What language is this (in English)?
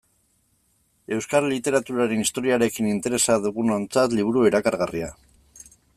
Basque